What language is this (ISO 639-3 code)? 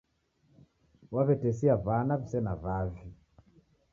dav